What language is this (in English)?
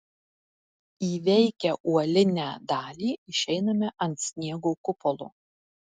Lithuanian